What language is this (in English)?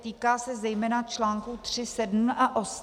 Czech